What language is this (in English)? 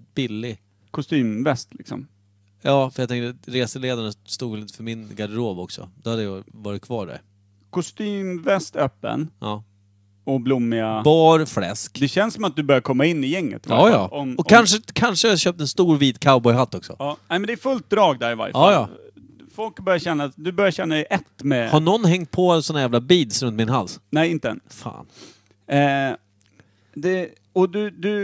Swedish